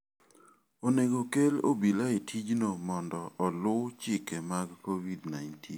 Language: Luo (Kenya and Tanzania)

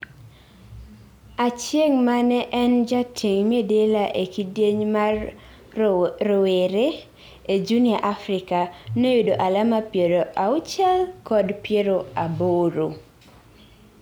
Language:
Luo (Kenya and Tanzania)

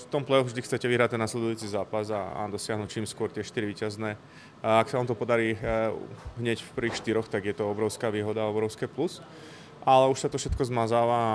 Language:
Czech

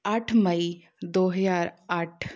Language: Punjabi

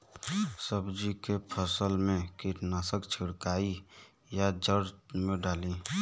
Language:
Bhojpuri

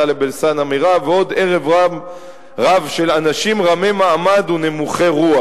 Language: Hebrew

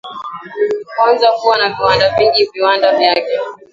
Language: Swahili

